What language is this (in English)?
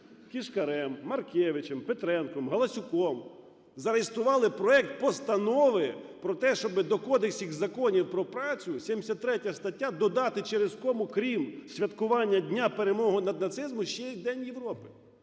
Ukrainian